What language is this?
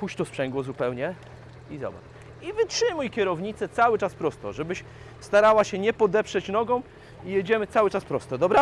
Polish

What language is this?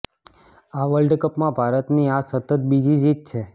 Gujarati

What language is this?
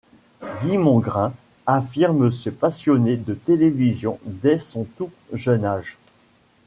French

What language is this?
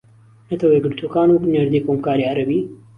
Central Kurdish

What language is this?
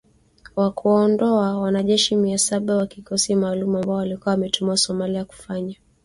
Swahili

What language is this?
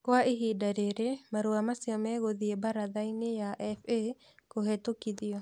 Kikuyu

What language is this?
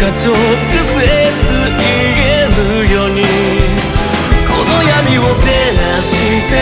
Korean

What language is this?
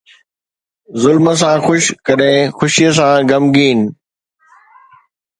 Sindhi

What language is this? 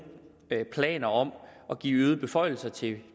Danish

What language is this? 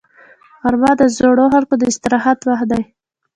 Pashto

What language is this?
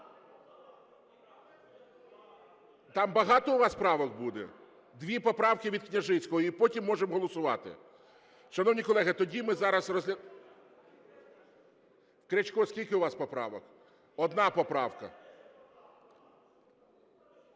Ukrainian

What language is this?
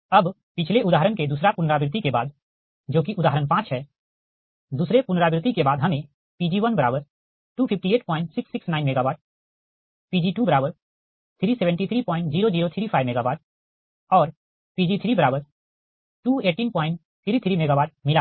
Hindi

